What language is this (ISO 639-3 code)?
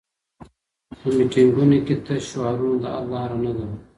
pus